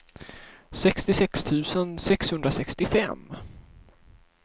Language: Swedish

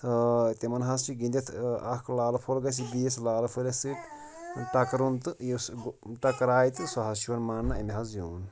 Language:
Kashmiri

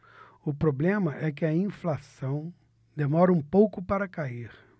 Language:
Portuguese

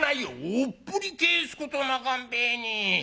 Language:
Japanese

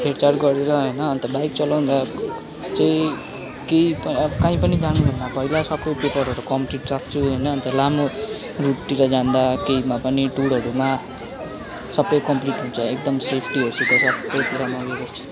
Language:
Nepali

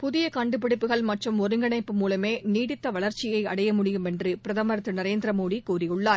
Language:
Tamil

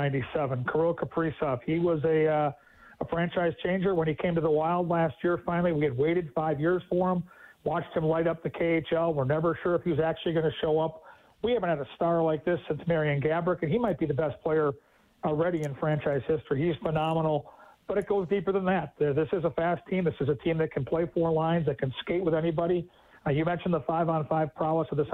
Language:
English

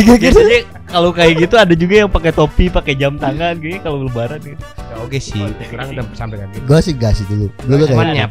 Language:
Indonesian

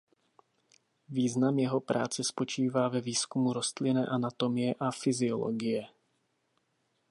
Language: Czech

